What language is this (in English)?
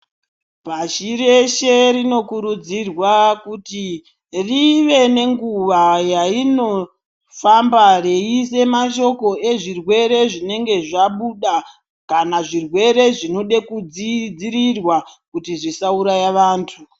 Ndau